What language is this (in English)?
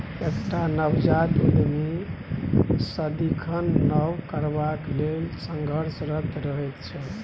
Maithili